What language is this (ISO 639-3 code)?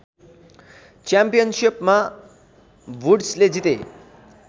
nep